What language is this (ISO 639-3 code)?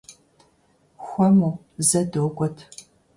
kbd